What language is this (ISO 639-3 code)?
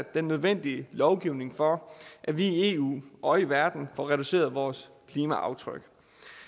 dan